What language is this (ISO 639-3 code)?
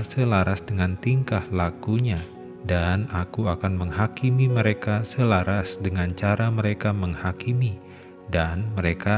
ind